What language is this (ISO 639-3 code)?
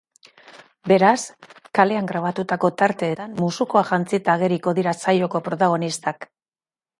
eus